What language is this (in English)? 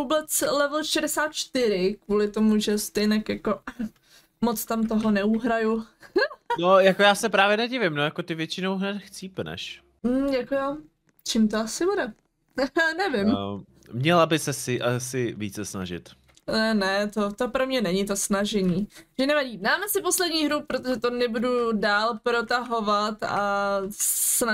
Czech